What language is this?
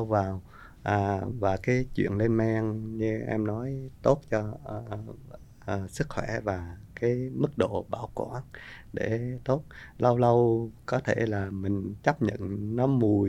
Vietnamese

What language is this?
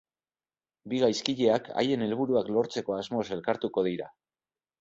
Basque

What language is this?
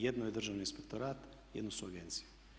Croatian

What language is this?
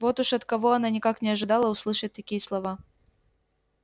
Russian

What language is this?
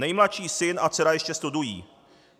Czech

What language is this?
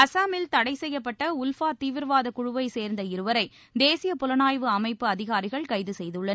Tamil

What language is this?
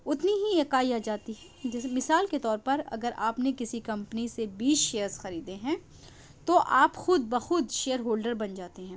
Urdu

